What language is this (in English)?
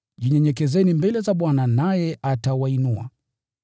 Swahili